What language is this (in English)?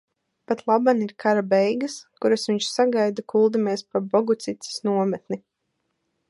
Latvian